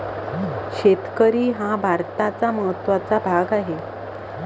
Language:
Marathi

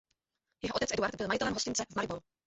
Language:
Czech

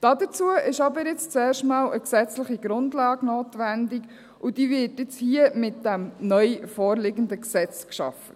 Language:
Swiss German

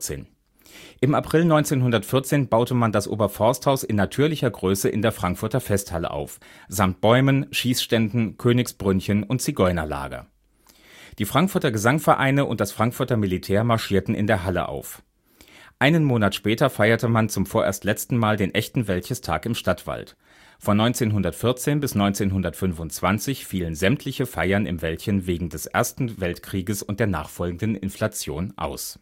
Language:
German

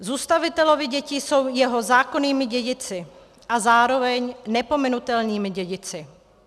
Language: Czech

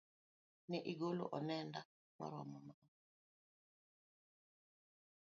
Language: Luo (Kenya and Tanzania)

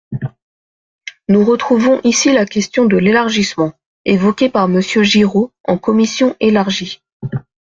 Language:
French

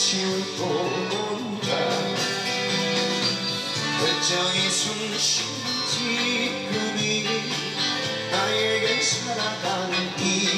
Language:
Korean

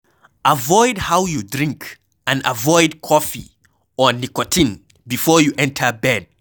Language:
Nigerian Pidgin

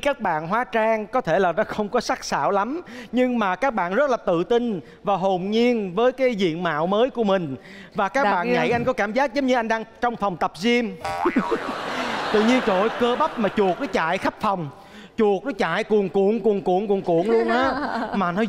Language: Vietnamese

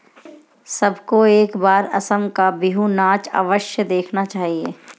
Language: Hindi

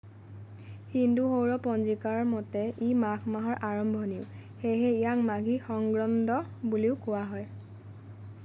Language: Assamese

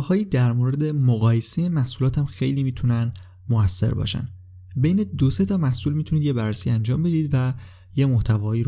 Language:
Persian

